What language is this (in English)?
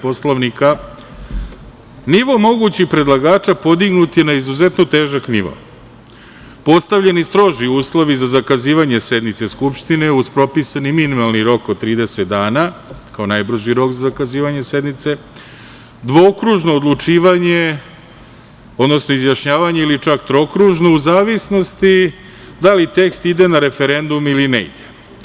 Serbian